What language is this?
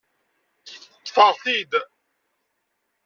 Kabyle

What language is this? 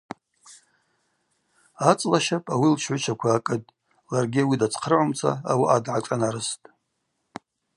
Abaza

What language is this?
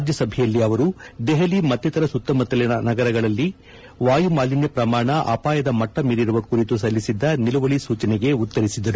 Kannada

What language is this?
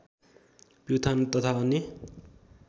Nepali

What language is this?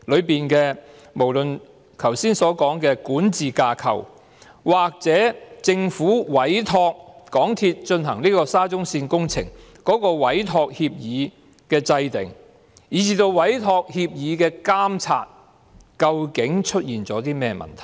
Cantonese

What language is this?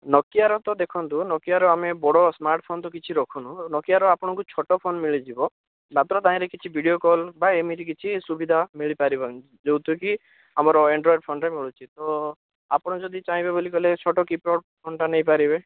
Odia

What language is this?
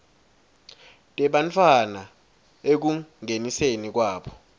Swati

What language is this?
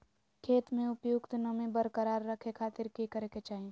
Magahi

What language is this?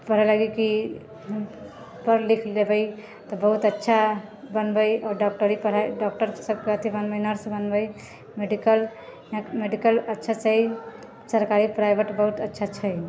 Maithili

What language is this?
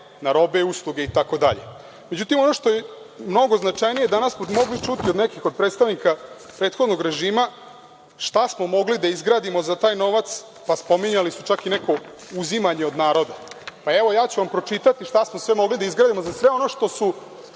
Serbian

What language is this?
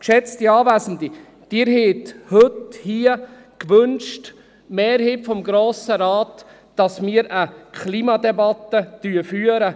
Swiss German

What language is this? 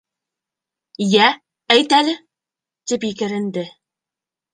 Bashkir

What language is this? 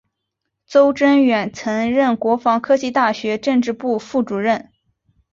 Chinese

